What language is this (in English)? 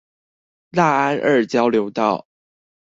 Chinese